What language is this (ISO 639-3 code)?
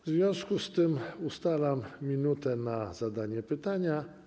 pol